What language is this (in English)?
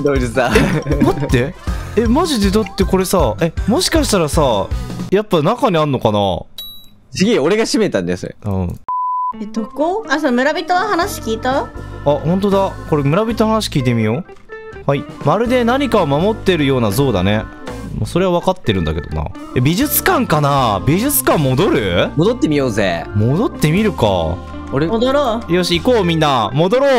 Japanese